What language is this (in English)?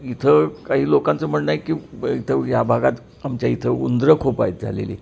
Marathi